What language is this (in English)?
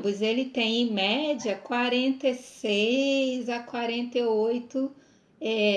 Portuguese